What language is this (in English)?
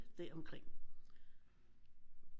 Danish